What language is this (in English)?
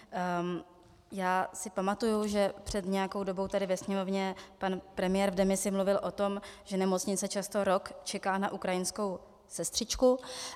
Czech